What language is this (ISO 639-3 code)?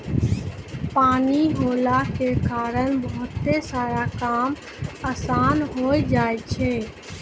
mai